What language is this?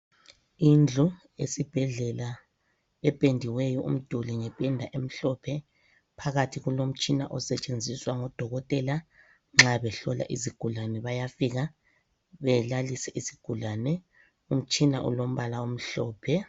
North Ndebele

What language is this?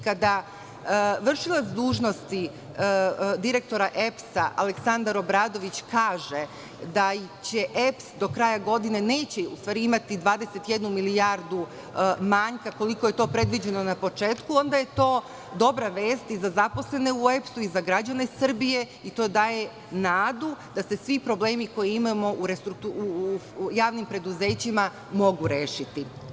Serbian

